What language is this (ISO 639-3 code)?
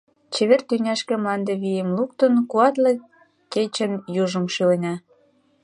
chm